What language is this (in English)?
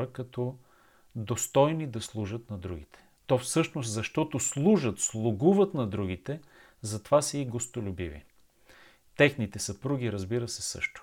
Bulgarian